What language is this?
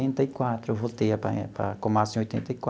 Portuguese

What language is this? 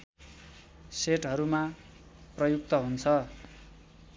Nepali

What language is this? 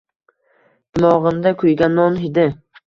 Uzbek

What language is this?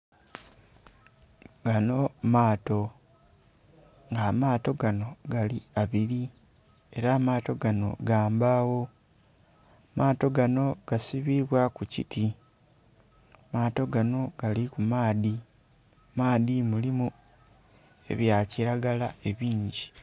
Soga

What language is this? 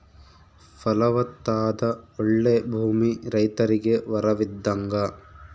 Kannada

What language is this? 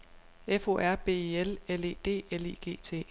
Danish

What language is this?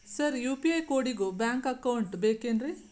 Kannada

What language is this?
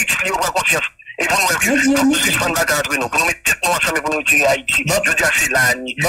French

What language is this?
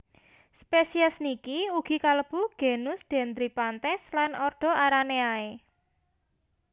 Javanese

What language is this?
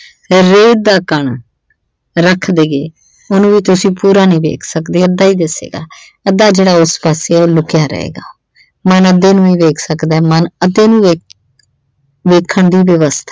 Punjabi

